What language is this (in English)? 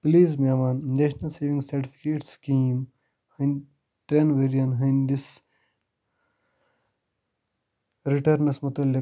Kashmiri